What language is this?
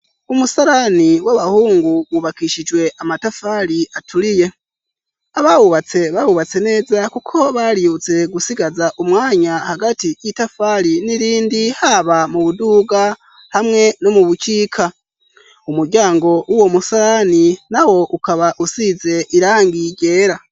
Rundi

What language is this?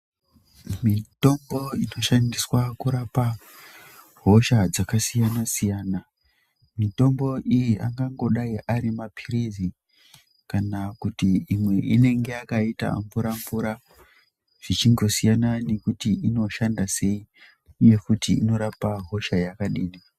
Ndau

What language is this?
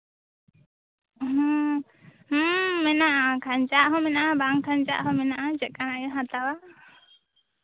Santali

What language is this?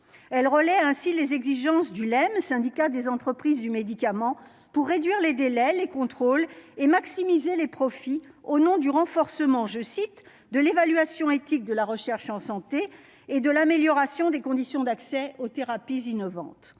French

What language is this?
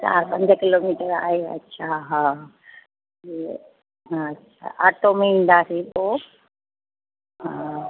Sindhi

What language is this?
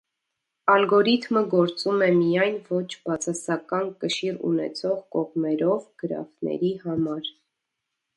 Armenian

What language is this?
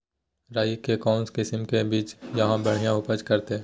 Magahi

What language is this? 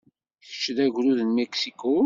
Kabyle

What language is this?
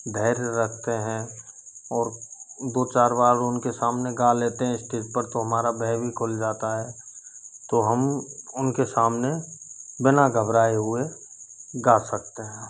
Hindi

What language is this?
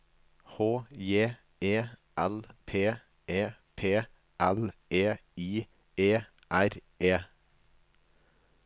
Norwegian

